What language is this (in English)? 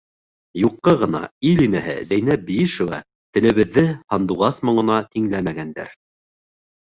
Bashkir